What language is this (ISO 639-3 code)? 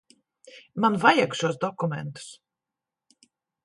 lav